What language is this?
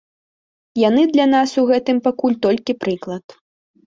Belarusian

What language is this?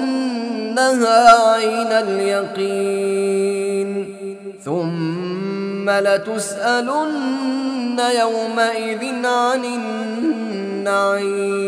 Arabic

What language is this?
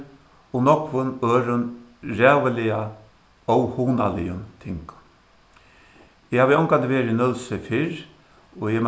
Faroese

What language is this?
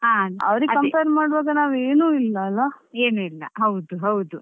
Kannada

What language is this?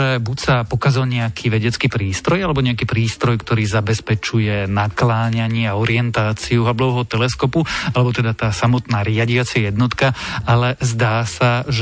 Slovak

